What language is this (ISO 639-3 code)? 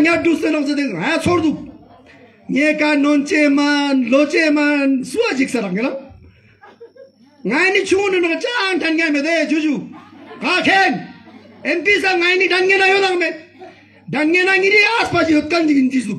ron